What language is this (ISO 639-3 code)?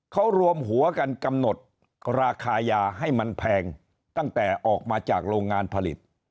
tha